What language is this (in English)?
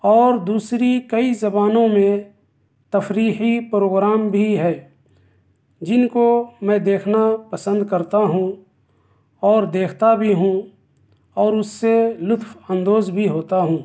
Urdu